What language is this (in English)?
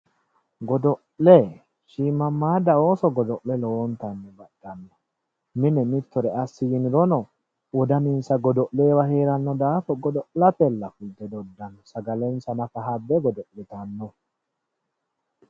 Sidamo